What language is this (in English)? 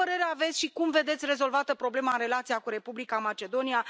Romanian